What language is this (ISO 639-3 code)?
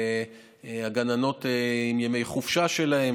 heb